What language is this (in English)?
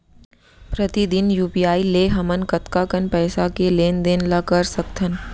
Chhattisgarhi